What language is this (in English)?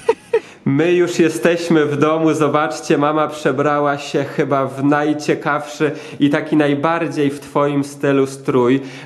Polish